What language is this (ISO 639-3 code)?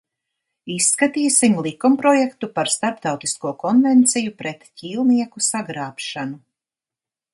lav